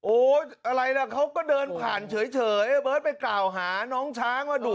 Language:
Thai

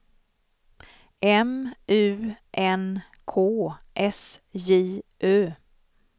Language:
Swedish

